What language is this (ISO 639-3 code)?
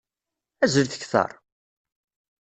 kab